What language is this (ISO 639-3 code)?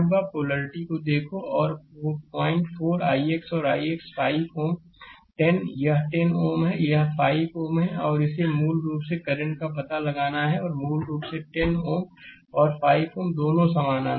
hin